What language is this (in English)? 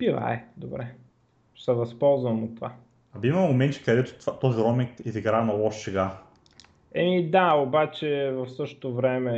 Bulgarian